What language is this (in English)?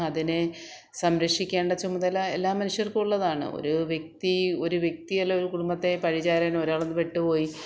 Malayalam